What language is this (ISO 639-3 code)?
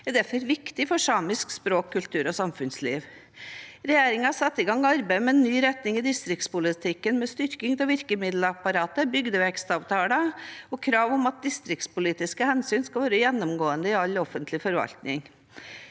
nor